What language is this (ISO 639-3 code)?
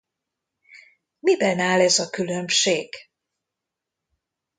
hun